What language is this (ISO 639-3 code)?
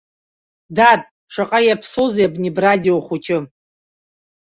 abk